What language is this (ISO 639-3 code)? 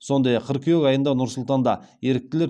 kaz